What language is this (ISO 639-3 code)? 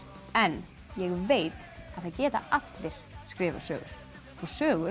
isl